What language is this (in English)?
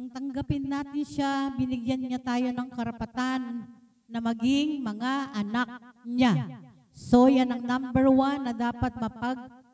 Filipino